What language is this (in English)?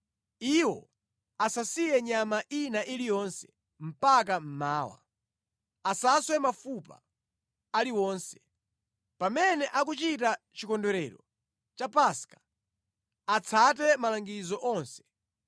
Nyanja